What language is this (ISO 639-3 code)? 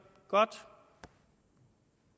dan